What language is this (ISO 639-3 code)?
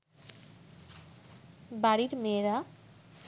ben